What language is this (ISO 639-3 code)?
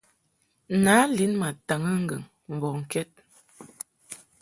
mhk